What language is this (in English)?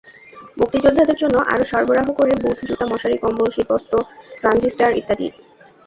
Bangla